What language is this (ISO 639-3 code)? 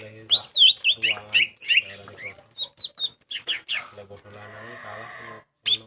ind